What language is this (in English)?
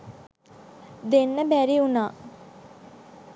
Sinhala